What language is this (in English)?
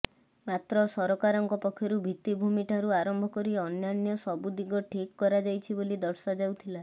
Odia